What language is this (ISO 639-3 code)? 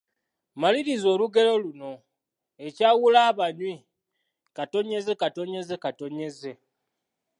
lug